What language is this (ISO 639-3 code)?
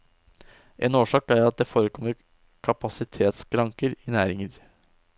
nor